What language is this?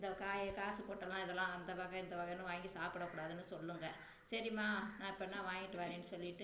Tamil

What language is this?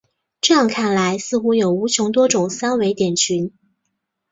Chinese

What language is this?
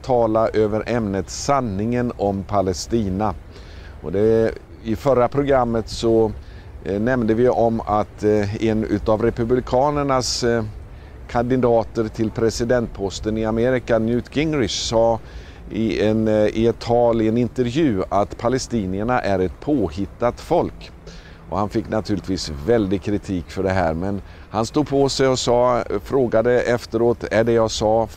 Swedish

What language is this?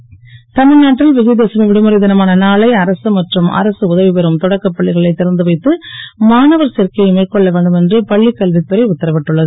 Tamil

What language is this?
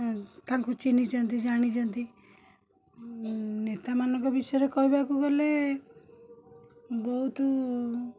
Odia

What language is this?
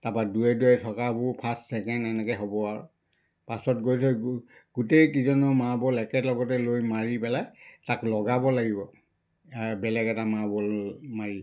Assamese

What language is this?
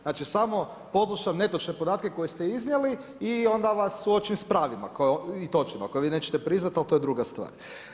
Croatian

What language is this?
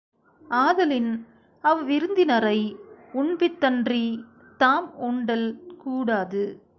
Tamil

